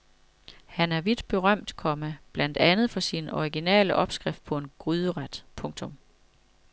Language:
Danish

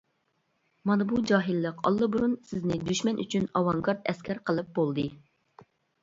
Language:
Uyghur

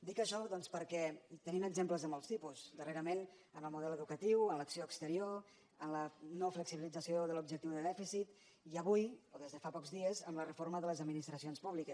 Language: Catalan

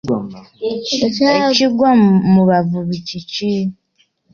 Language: Ganda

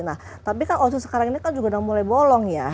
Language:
Indonesian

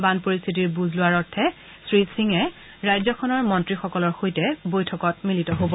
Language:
Assamese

